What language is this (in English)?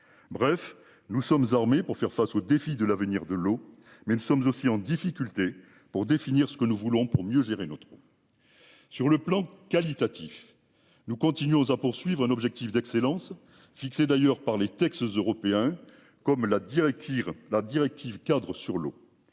French